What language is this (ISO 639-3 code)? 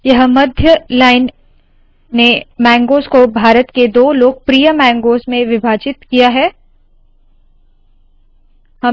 hin